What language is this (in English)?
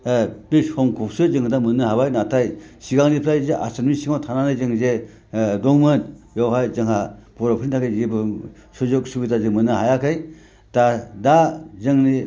Bodo